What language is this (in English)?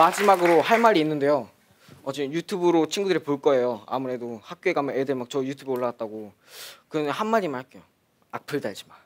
Korean